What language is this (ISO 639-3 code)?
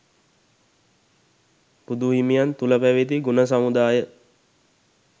sin